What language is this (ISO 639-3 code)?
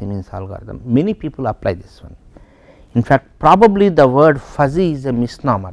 eng